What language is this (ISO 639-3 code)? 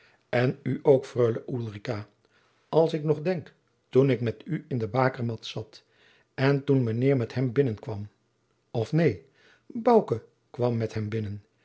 nld